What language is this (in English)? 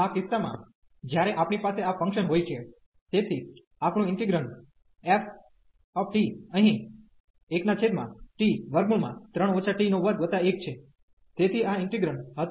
Gujarati